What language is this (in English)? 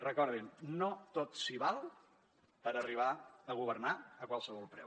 Catalan